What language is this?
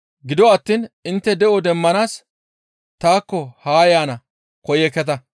Gamo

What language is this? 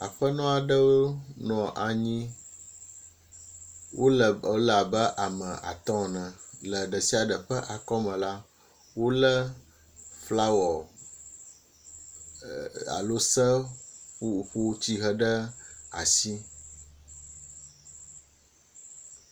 Ewe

